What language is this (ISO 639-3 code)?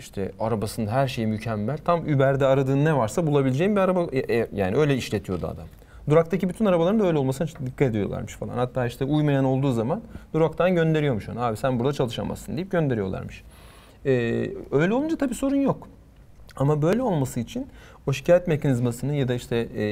tur